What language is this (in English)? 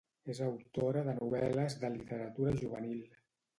Catalan